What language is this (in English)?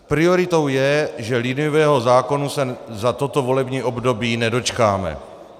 Czech